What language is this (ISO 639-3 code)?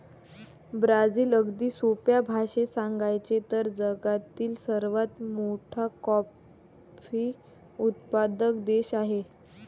mar